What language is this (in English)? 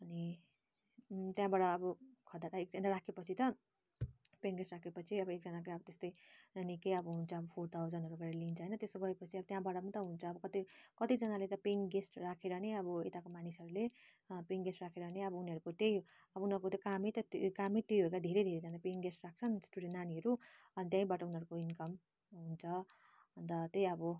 Nepali